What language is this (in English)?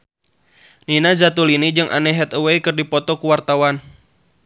Sundanese